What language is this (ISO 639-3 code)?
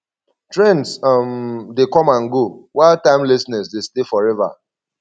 pcm